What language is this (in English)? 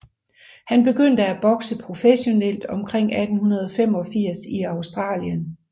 Danish